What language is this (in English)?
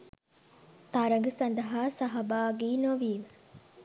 Sinhala